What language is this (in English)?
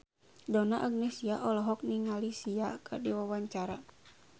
Sundanese